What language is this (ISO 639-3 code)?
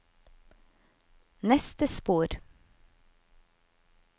nor